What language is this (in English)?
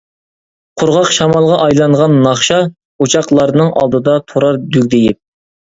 Uyghur